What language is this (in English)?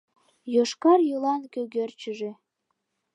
Mari